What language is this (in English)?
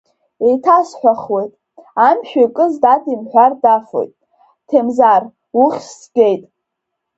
Abkhazian